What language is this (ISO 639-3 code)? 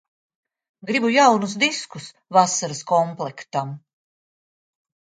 lav